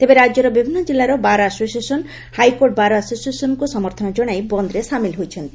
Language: Odia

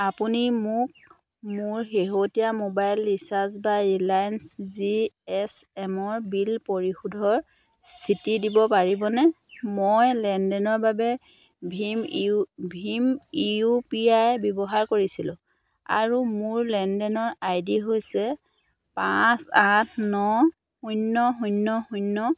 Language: Assamese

